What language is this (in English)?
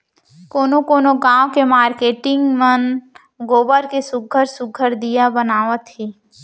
Chhattisgarhi